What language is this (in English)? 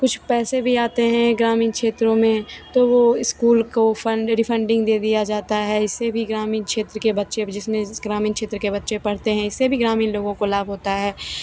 Hindi